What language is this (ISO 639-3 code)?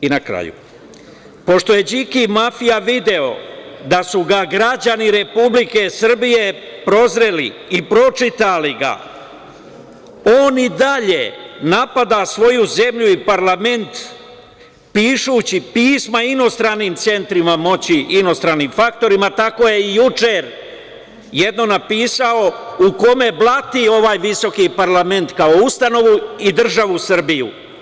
srp